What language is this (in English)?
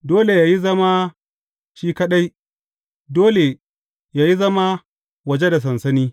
Hausa